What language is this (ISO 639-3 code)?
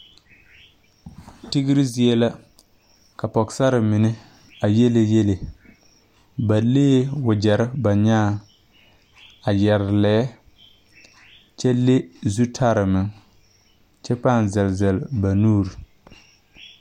dga